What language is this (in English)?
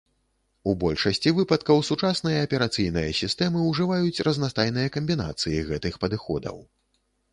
Belarusian